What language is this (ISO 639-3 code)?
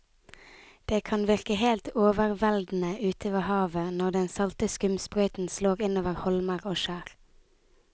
nor